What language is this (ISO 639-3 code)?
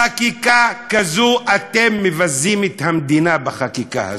heb